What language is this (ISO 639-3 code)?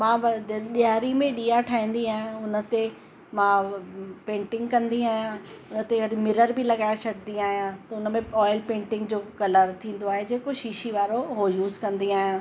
snd